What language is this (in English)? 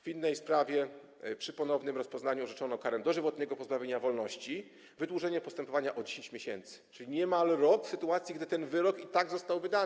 Polish